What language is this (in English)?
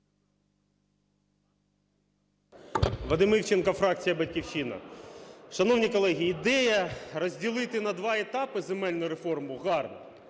Ukrainian